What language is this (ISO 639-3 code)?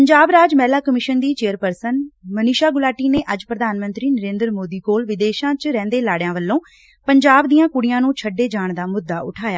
pan